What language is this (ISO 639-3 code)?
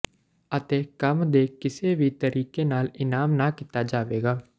pan